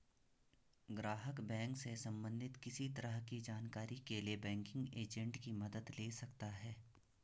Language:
Hindi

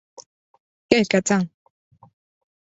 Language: French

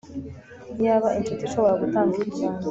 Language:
Kinyarwanda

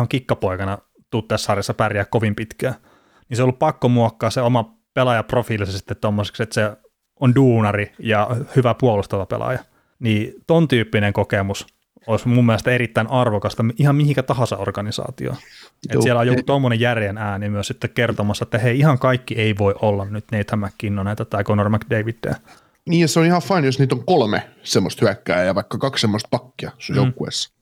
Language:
Finnish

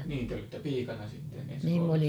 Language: Finnish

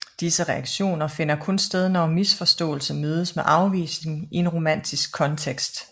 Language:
Danish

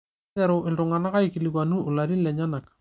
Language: Masai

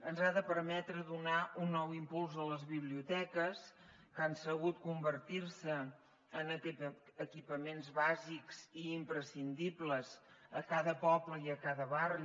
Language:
Catalan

